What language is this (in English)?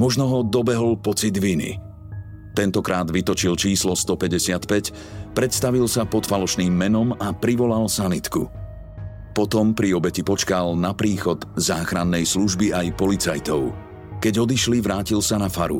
Slovak